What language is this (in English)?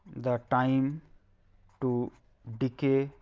English